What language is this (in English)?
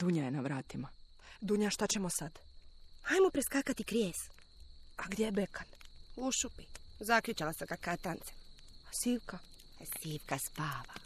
Croatian